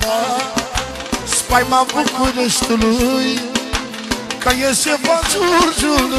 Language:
Romanian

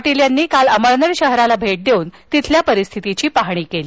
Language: Marathi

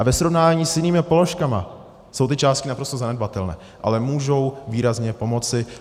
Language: Czech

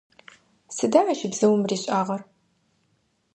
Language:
Adyghe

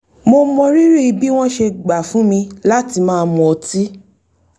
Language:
Yoruba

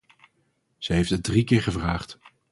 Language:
Dutch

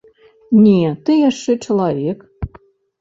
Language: Belarusian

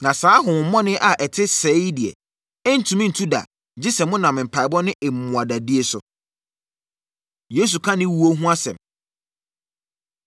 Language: Akan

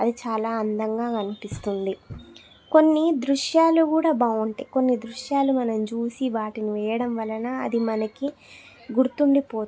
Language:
Telugu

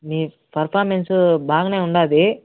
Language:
Telugu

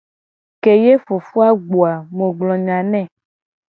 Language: Gen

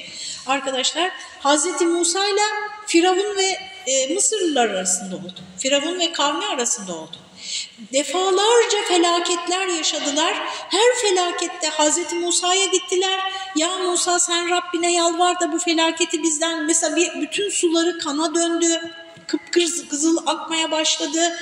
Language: Turkish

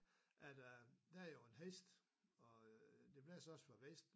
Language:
Danish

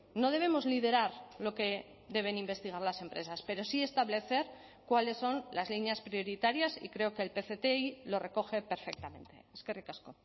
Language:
Spanish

